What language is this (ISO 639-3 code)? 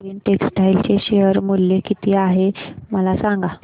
mar